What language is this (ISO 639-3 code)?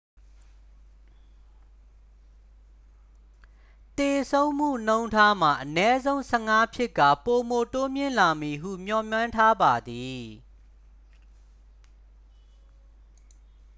mya